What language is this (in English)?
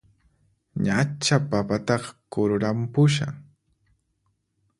Puno Quechua